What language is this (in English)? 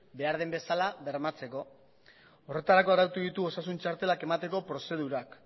Basque